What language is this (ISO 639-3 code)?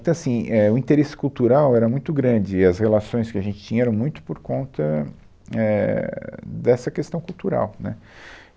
por